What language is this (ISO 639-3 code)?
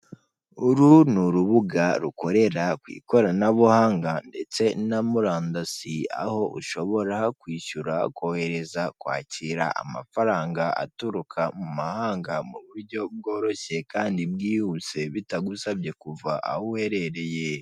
kin